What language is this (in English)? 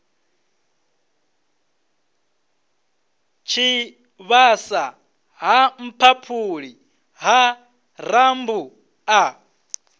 Venda